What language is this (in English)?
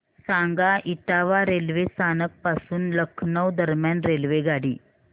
Marathi